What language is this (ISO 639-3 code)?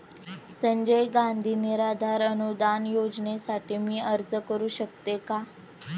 mar